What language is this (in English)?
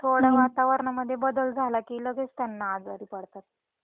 Marathi